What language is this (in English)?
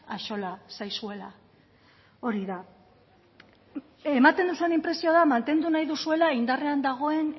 Basque